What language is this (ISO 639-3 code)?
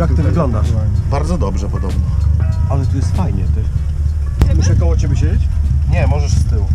pol